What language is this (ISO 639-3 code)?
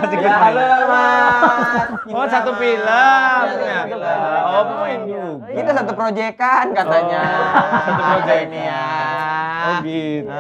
ind